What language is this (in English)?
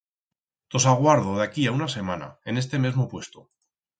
Aragonese